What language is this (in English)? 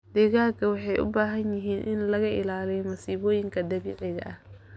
Somali